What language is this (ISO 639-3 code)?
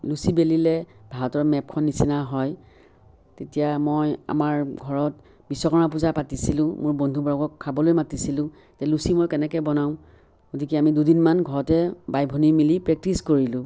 asm